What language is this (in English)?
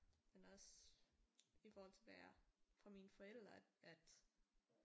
Danish